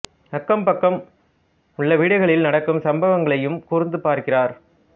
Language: Tamil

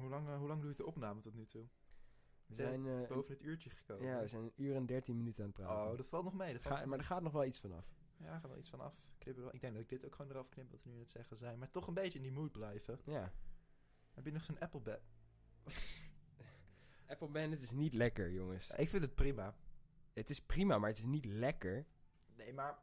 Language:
Dutch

